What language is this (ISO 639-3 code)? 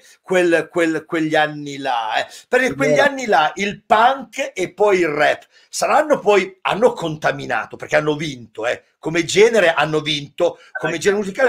ita